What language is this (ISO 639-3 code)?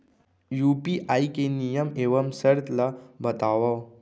hne